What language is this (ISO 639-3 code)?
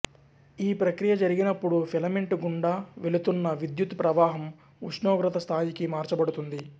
tel